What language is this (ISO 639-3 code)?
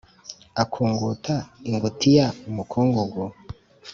kin